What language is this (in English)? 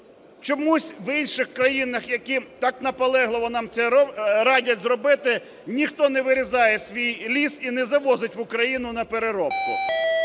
Ukrainian